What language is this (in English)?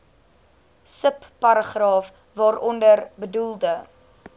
Afrikaans